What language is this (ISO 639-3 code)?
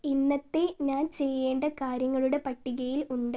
mal